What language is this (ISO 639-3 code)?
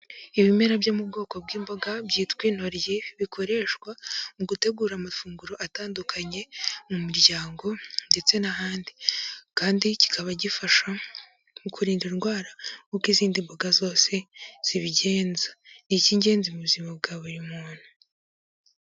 kin